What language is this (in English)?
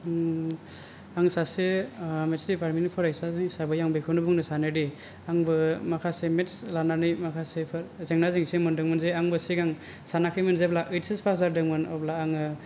Bodo